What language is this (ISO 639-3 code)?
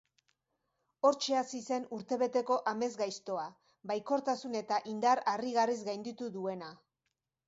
eus